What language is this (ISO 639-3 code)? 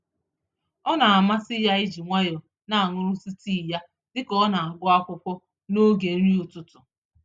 ibo